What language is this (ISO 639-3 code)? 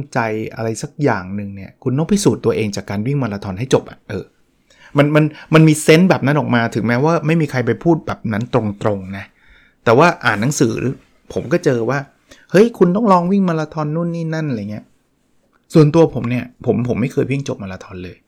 tha